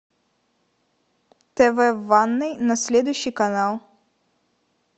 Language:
Russian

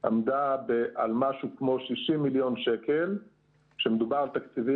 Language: Hebrew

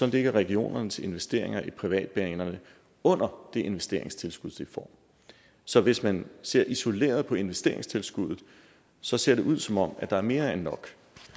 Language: Danish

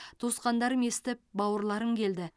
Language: Kazakh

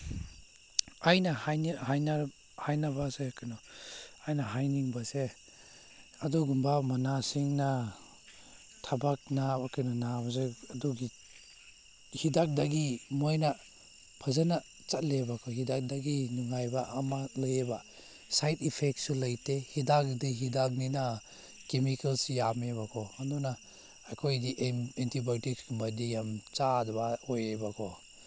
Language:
Manipuri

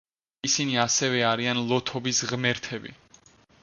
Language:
Georgian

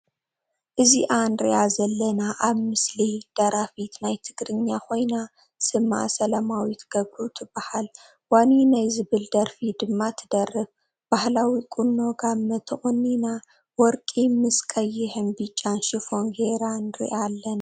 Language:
Tigrinya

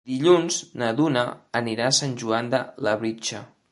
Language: Catalan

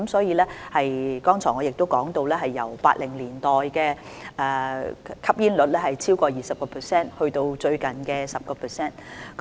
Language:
Cantonese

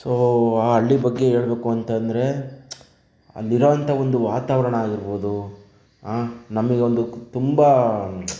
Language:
Kannada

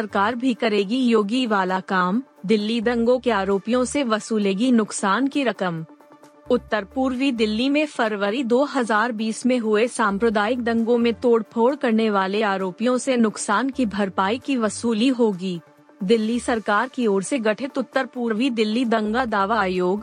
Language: Hindi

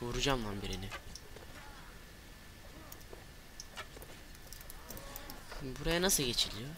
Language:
Turkish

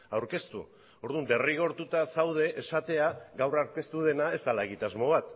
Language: Basque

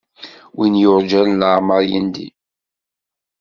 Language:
Kabyle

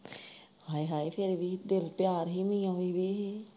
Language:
Punjabi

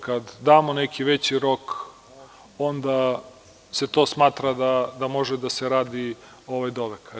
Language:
Serbian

